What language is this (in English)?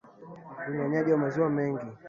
Swahili